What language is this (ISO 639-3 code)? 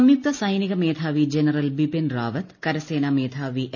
mal